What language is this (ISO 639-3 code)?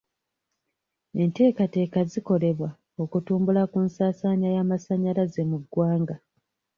lug